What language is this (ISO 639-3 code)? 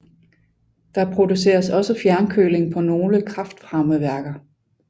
dan